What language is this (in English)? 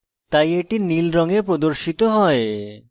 Bangla